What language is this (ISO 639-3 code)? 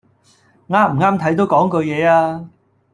yue